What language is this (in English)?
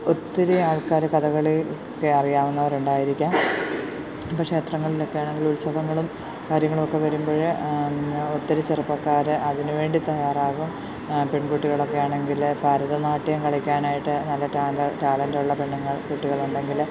Malayalam